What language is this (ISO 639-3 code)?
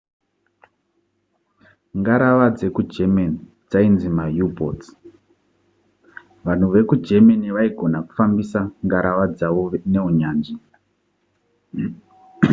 sna